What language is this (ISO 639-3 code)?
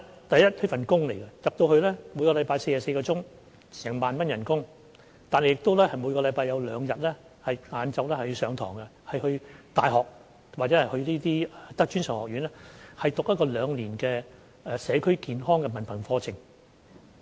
yue